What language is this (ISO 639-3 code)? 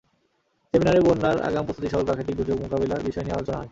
ben